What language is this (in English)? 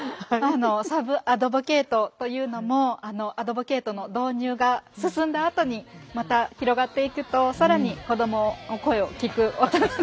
Japanese